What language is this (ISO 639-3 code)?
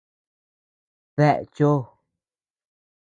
cux